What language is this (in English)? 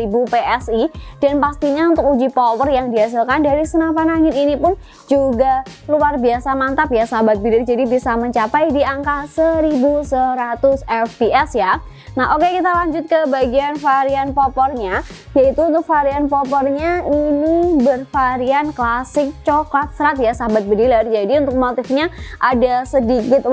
Indonesian